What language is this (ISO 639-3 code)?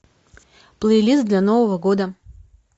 rus